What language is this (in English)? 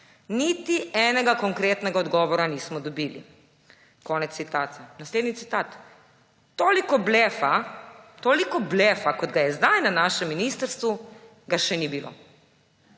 Slovenian